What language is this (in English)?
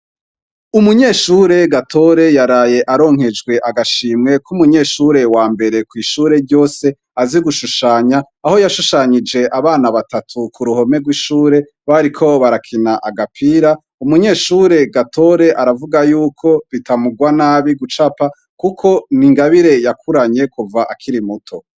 Rundi